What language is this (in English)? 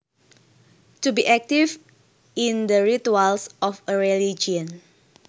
Javanese